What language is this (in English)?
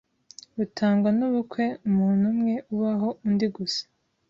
Kinyarwanda